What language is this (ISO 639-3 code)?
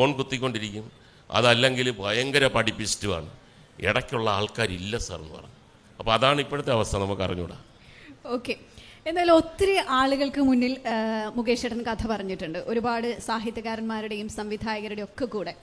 mal